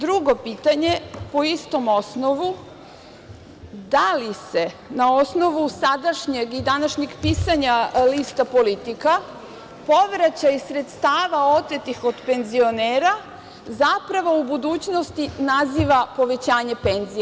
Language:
Serbian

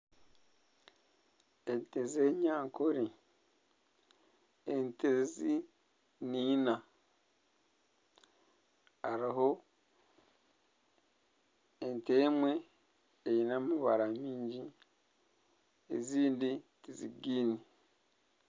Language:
Nyankole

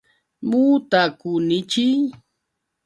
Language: Yauyos Quechua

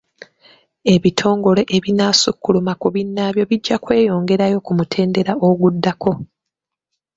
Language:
Ganda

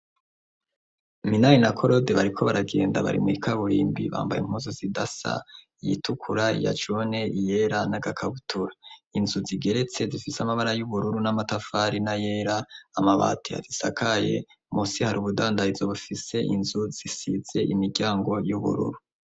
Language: Rundi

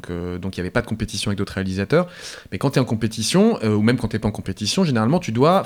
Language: French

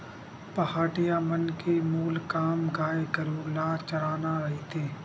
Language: Chhattisgarhi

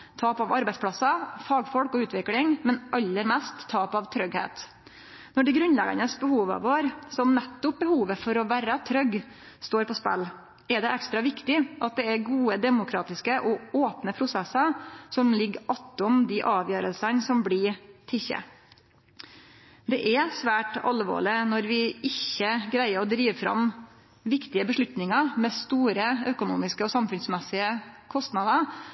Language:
Norwegian Nynorsk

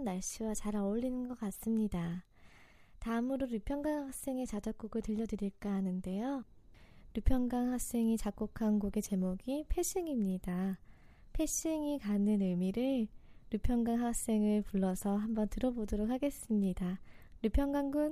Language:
Korean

